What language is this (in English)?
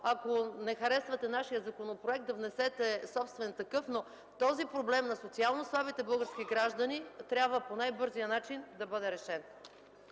Bulgarian